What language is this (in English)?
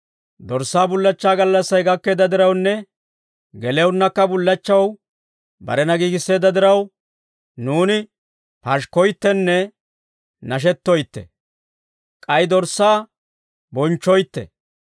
Dawro